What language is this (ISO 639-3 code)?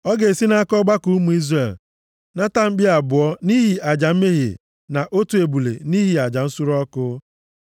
ibo